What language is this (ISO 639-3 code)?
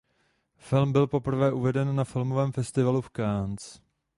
ces